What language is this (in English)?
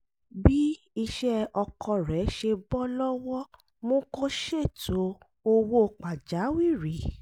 Yoruba